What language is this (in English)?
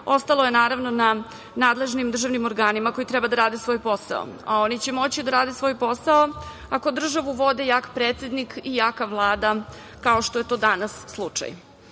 Serbian